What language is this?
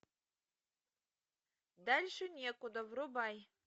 Russian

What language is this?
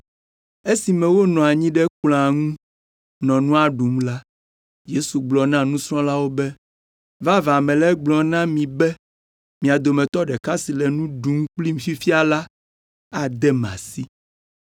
Ewe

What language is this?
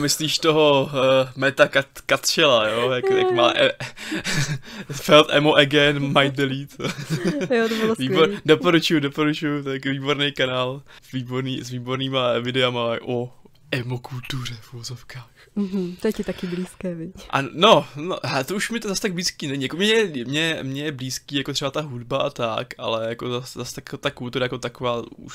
Czech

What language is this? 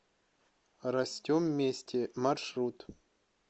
Russian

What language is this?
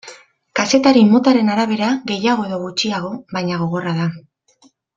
Basque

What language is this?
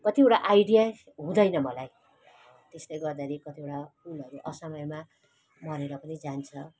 Nepali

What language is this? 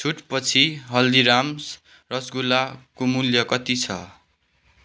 Nepali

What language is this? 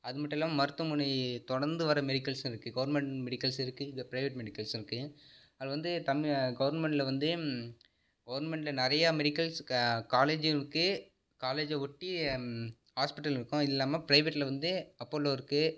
Tamil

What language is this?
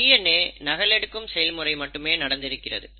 Tamil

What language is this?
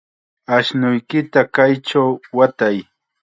Chiquián Ancash Quechua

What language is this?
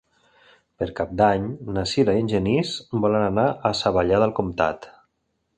Catalan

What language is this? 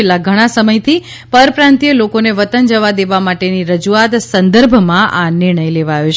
Gujarati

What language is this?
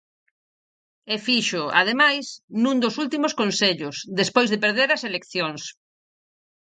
Galician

